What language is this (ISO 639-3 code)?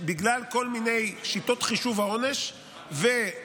heb